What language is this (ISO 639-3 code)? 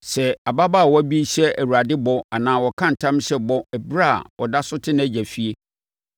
aka